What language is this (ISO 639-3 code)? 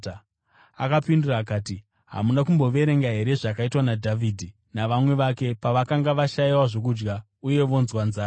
sna